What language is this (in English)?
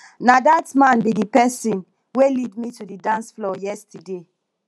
Nigerian Pidgin